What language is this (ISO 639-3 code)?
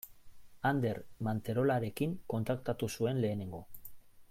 eus